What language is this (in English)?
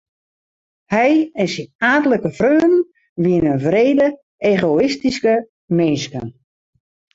Western Frisian